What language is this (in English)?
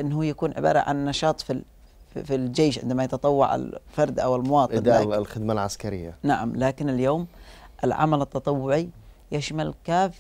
Arabic